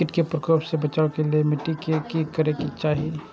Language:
Maithili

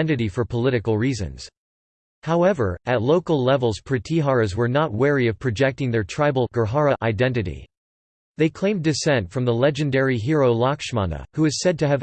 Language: English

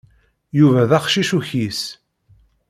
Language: Kabyle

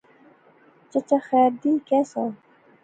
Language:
Pahari-Potwari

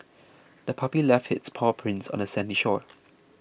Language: English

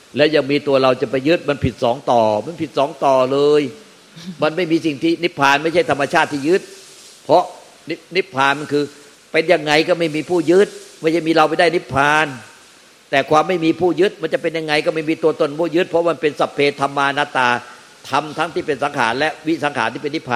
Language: Thai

